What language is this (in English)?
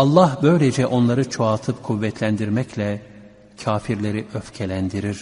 Turkish